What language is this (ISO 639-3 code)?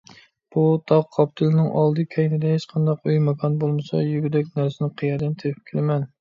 uig